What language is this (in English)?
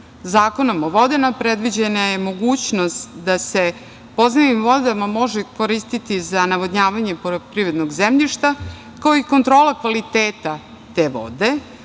Serbian